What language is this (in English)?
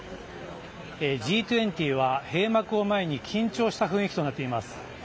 Japanese